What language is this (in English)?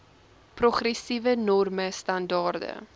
Afrikaans